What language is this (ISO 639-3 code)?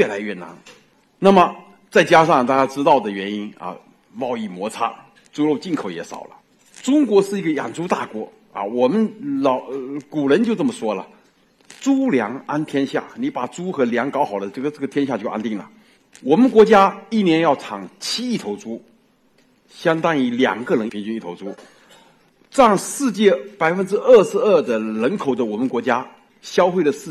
zho